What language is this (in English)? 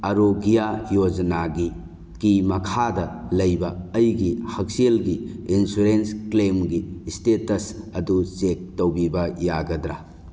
Manipuri